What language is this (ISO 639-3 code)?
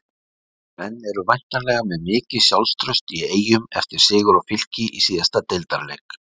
isl